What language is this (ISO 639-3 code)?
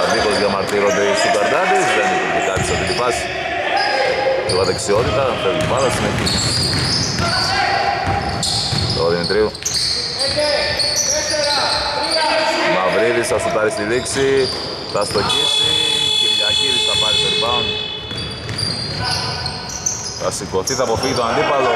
ell